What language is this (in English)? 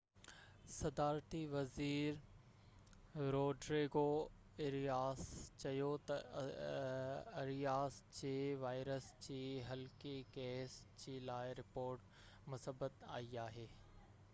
Sindhi